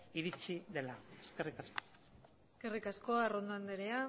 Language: Basque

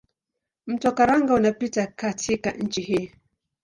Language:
Swahili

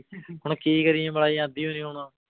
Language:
Punjabi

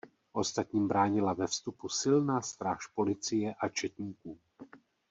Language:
Czech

